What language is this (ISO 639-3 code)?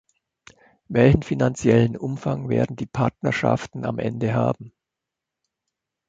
deu